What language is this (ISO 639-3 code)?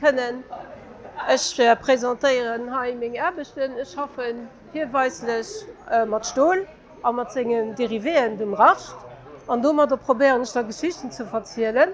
fra